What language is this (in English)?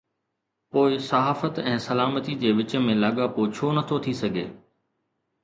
Sindhi